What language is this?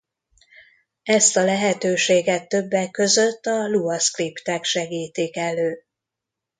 Hungarian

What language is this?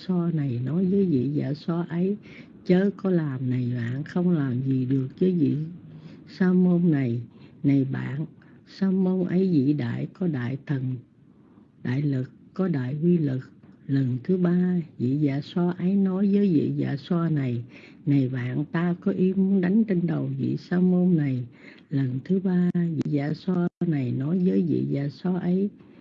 Vietnamese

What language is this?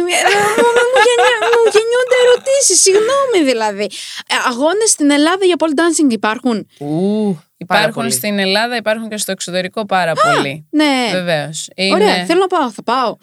Greek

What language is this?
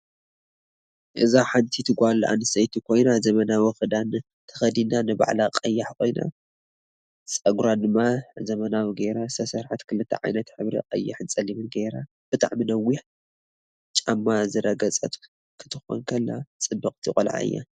Tigrinya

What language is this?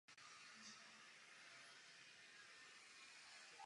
Czech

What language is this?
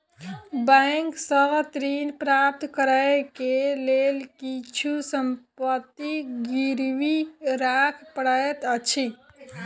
Maithili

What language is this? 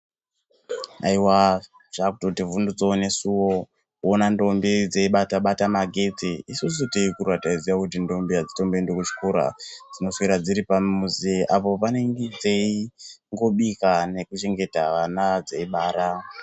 Ndau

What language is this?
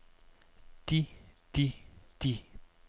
Danish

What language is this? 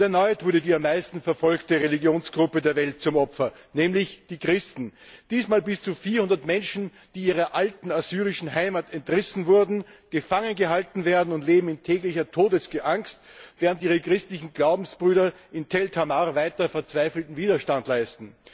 German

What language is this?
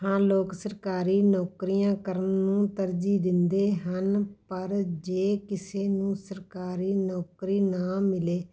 Punjabi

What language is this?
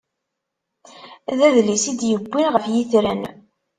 Kabyle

